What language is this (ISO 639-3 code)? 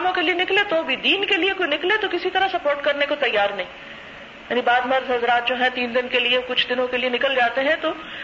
urd